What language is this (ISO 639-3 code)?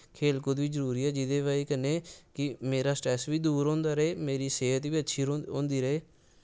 doi